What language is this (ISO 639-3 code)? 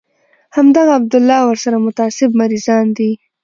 pus